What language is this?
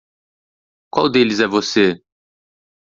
Portuguese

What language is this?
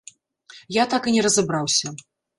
Belarusian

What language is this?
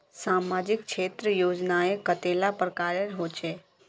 Magahi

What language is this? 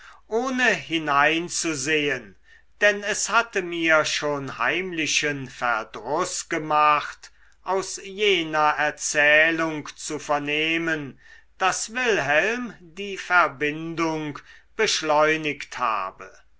German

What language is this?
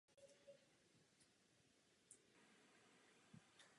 Czech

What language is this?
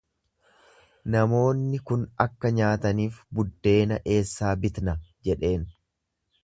Oromo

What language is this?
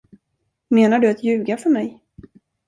Swedish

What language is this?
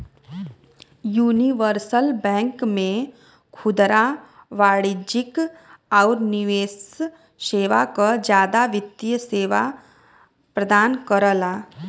Bhojpuri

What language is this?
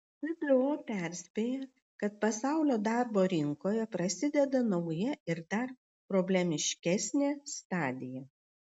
Lithuanian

